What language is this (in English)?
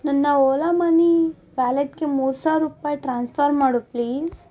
Kannada